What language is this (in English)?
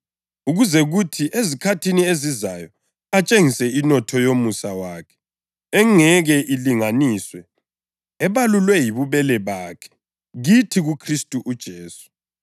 North Ndebele